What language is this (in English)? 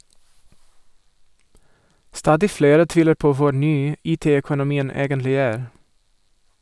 Norwegian